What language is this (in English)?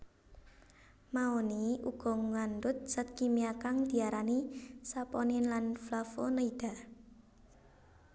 Javanese